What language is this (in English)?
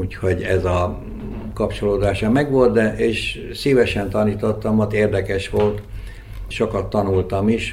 Hungarian